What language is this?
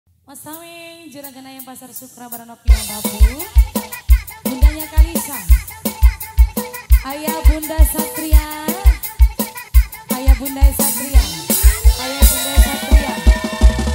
Indonesian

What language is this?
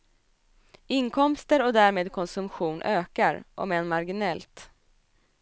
Swedish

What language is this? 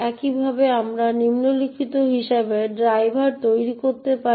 Bangla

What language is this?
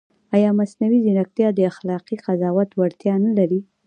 Pashto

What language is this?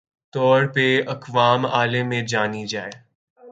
Urdu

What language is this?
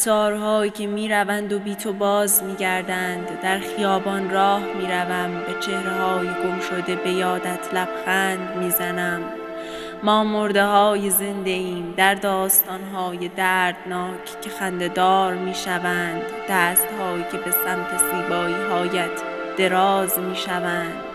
Persian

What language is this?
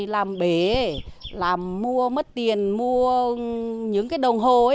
Vietnamese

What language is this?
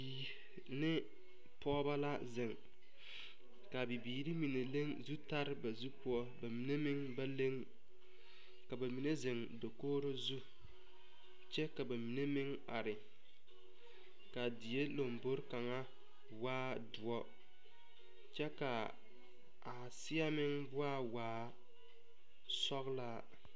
Southern Dagaare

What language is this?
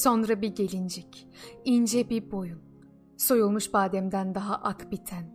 Turkish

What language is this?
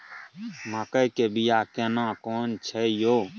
Maithili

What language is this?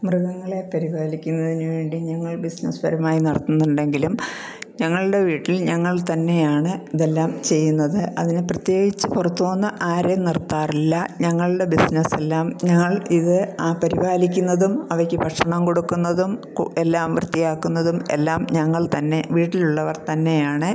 Malayalam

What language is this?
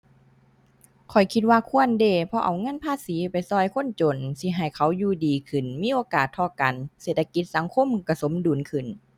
Thai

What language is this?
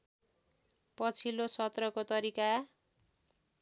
Nepali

